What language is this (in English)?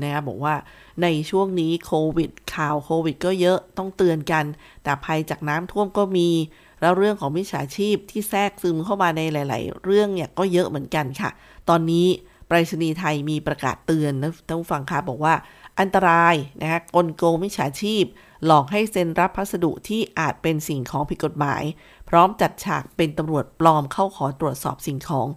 Thai